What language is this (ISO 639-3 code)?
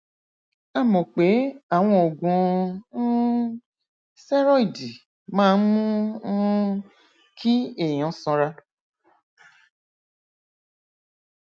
yor